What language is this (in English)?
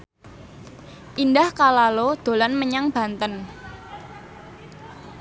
Javanese